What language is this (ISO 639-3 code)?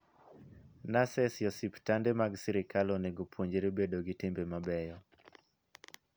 luo